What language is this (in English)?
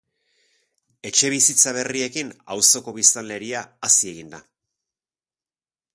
Basque